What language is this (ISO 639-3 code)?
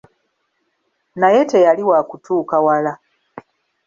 lug